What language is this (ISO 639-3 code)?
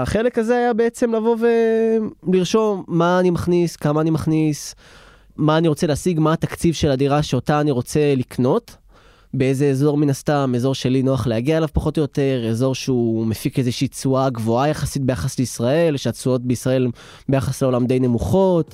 heb